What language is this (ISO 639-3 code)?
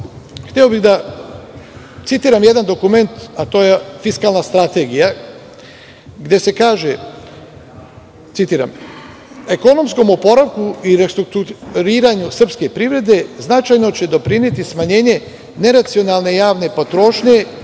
srp